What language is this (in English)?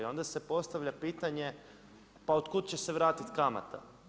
Croatian